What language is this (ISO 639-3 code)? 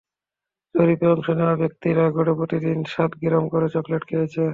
ben